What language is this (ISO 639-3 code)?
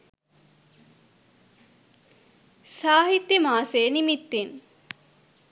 sin